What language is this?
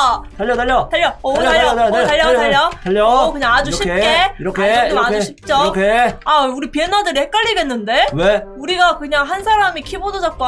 Korean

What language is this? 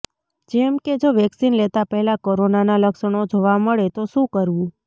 Gujarati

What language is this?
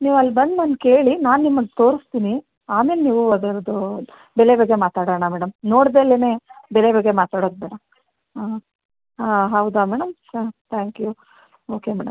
Kannada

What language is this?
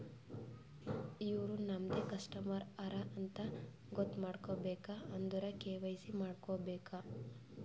Kannada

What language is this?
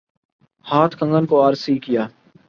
Urdu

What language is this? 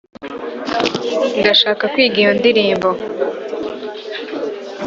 Kinyarwanda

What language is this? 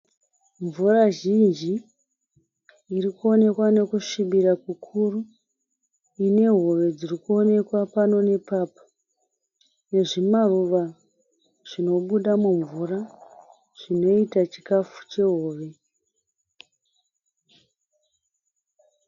Shona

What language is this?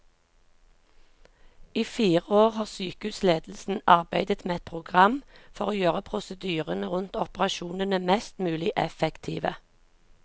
Norwegian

